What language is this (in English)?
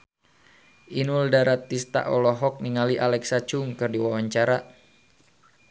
Sundanese